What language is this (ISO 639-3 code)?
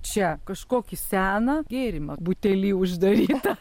lit